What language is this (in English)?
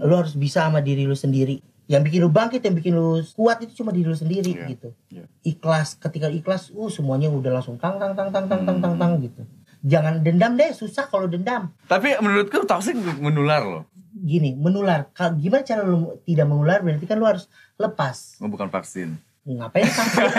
Indonesian